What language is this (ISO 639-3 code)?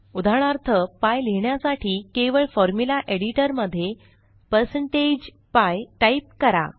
mar